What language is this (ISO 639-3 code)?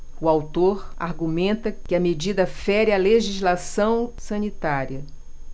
por